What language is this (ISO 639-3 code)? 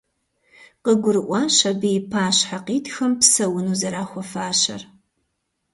kbd